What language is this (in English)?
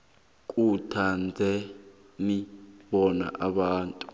South Ndebele